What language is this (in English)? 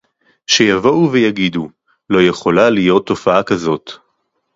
Hebrew